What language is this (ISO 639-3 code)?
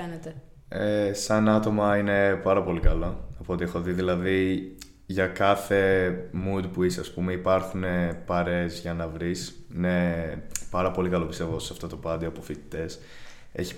ell